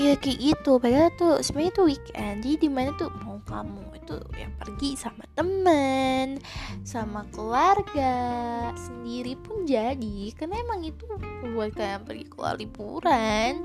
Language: Indonesian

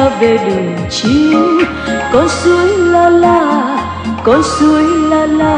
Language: Vietnamese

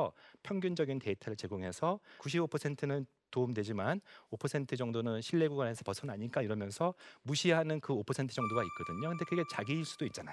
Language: Korean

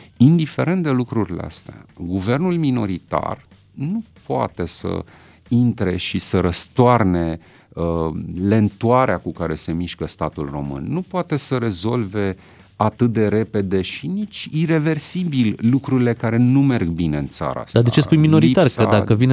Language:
Romanian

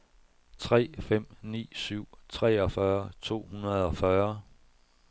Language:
Danish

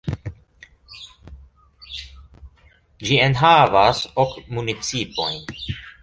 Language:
Esperanto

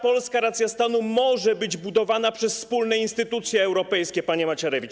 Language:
Polish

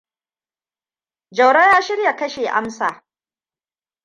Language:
Hausa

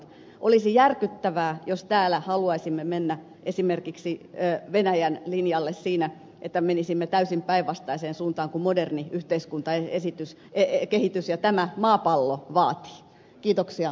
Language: Finnish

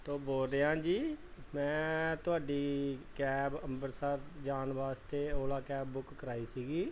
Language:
Punjabi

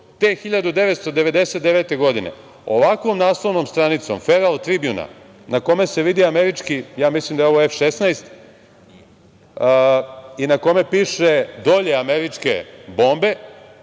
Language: Serbian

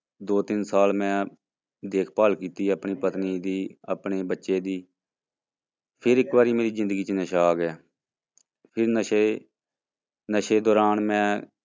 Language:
Punjabi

